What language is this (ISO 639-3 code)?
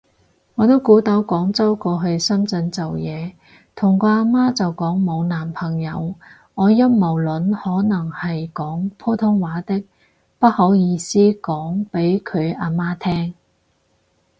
yue